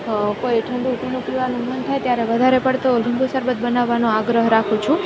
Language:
Gujarati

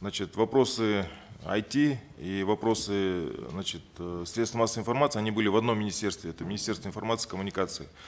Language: Kazakh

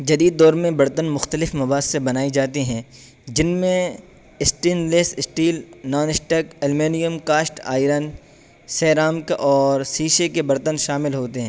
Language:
Urdu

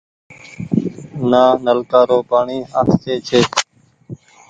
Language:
Goaria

